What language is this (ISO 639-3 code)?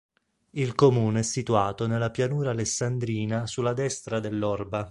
ita